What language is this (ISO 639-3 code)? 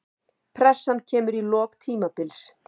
isl